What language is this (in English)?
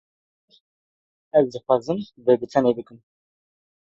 Kurdish